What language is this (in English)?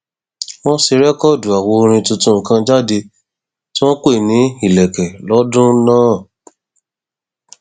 Yoruba